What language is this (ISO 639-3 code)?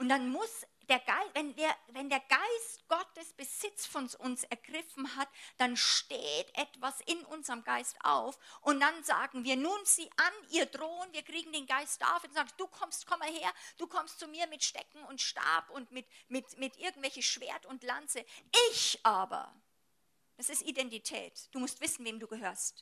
deu